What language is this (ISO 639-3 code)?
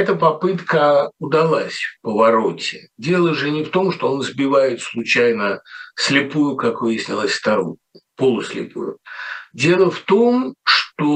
rus